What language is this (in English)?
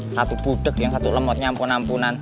Indonesian